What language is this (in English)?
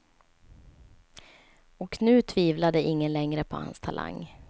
Swedish